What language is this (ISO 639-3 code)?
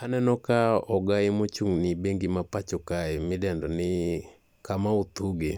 luo